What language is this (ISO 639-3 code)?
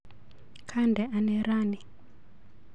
kln